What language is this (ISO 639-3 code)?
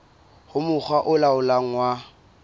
sot